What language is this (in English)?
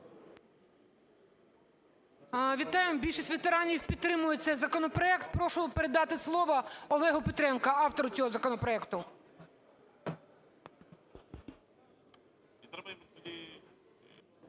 Ukrainian